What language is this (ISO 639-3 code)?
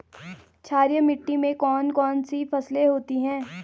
hin